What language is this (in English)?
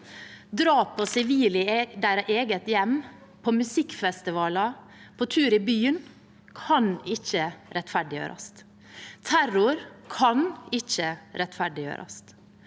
Norwegian